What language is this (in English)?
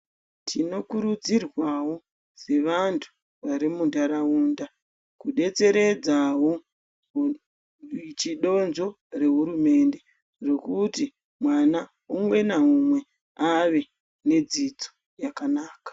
Ndau